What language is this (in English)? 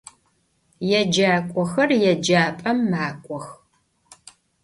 Adyghe